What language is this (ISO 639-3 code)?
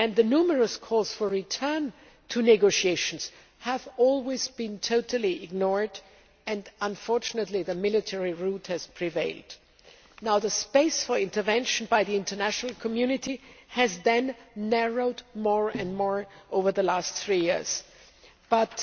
eng